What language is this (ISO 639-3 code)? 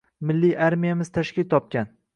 uzb